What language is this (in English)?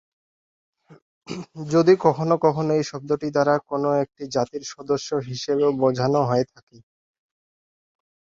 Bangla